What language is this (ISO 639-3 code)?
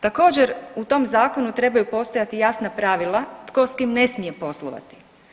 hrv